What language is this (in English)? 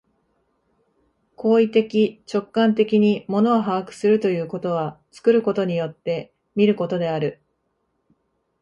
Japanese